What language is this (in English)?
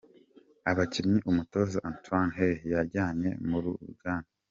Kinyarwanda